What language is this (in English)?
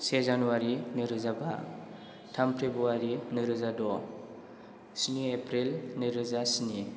Bodo